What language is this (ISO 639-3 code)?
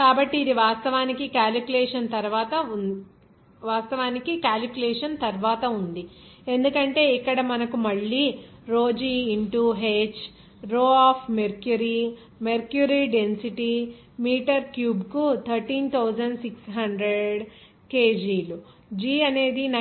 tel